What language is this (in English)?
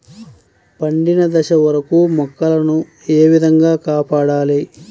Telugu